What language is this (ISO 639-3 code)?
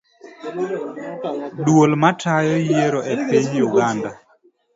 luo